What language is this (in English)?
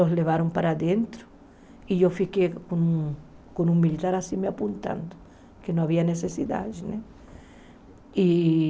Portuguese